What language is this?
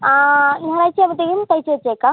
Malayalam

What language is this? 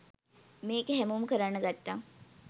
Sinhala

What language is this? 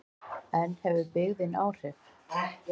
Icelandic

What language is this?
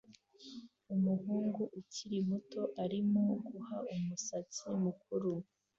Kinyarwanda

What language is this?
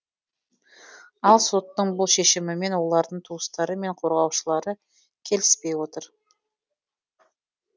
Kazakh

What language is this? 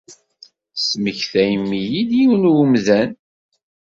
Kabyle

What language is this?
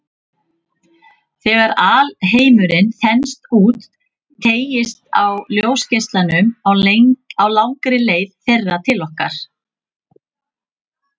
Icelandic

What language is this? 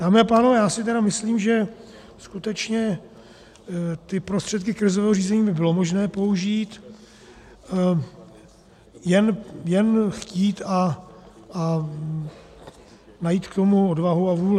Czech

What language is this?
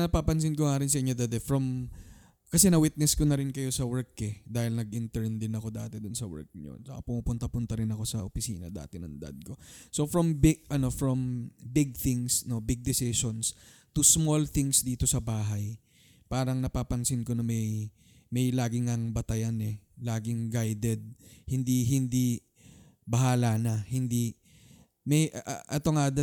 Filipino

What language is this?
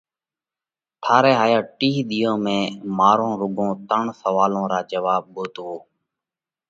Parkari Koli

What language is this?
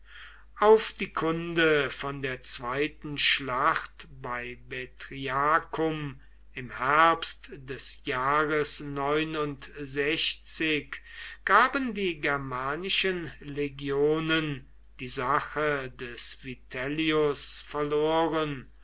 German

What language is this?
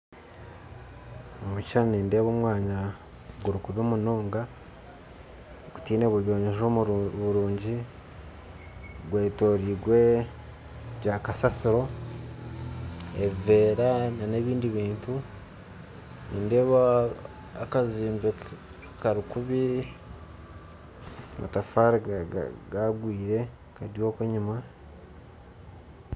Nyankole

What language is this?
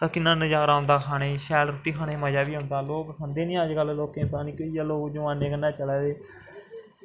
Dogri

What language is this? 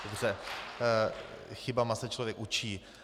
Czech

